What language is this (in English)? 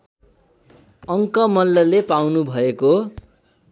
Nepali